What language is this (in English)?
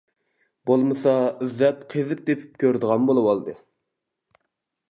Uyghur